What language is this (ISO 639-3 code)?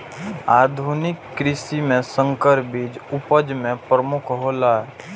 mai